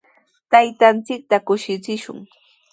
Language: Sihuas Ancash Quechua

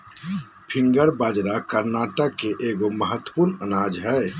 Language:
Magahi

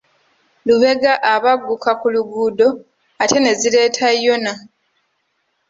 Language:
Ganda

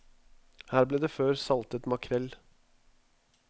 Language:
Norwegian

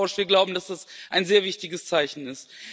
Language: German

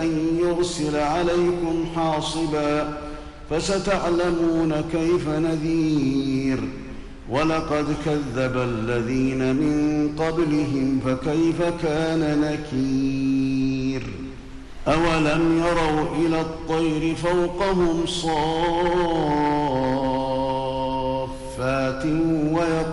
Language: Arabic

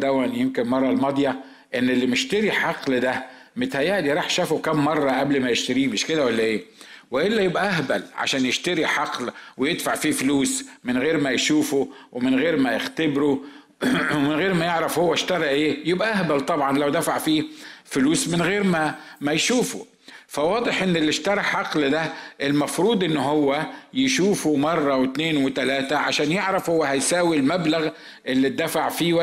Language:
Arabic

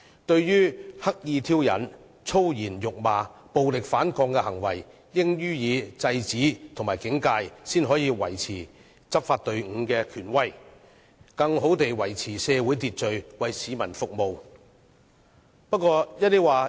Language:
Cantonese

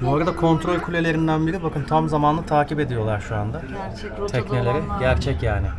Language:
Turkish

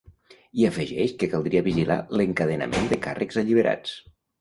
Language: Catalan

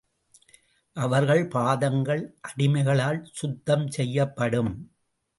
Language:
Tamil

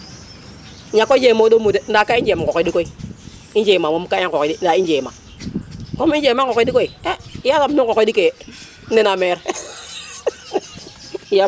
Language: Serer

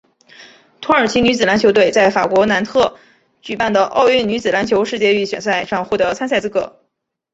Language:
Chinese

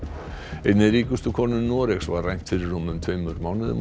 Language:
Icelandic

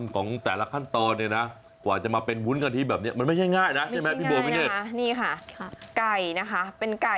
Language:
Thai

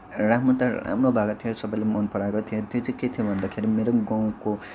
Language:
Nepali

